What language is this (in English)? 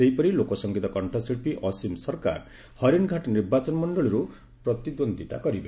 Odia